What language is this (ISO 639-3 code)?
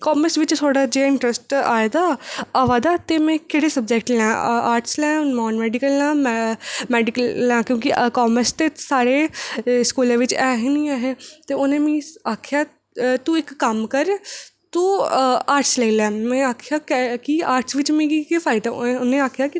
doi